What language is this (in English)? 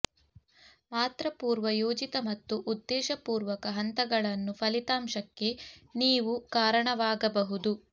Kannada